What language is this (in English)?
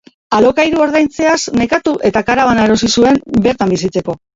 Basque